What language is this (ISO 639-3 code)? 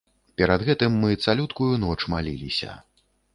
bel